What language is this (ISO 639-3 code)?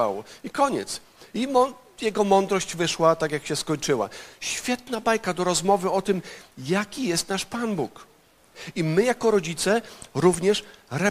pol